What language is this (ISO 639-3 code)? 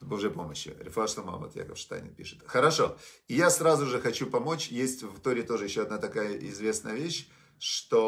rus